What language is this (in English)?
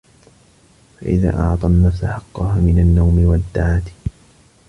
Arabic